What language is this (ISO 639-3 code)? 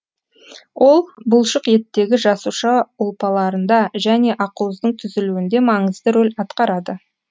kaz